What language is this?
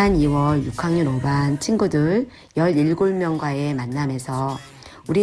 Korean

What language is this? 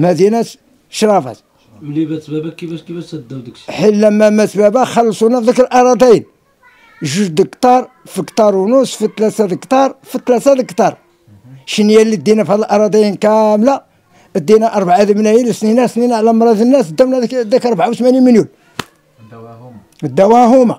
Arabic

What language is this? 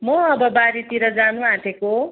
Nepali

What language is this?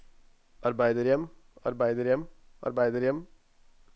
Norwegian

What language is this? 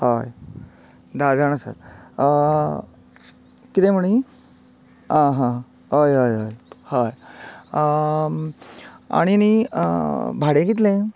Konkani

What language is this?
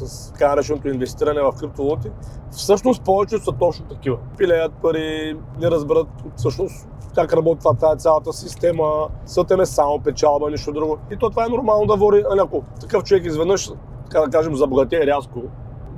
Bulgarian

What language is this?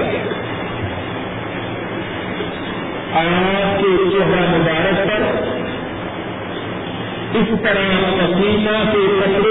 Urdu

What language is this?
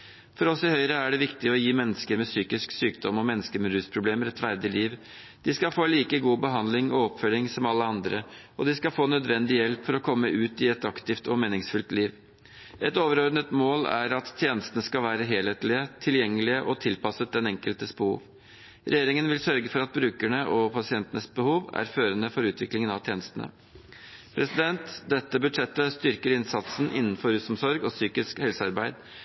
Norwegian Bokmål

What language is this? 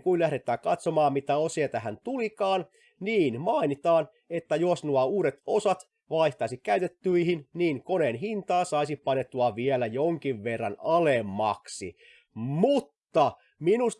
Finnish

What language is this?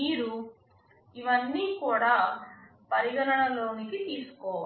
Telugu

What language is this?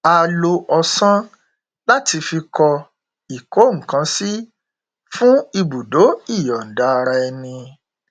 Yoruba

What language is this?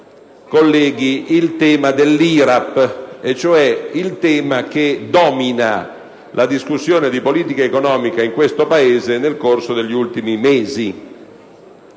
Italian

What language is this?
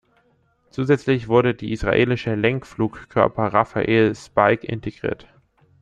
German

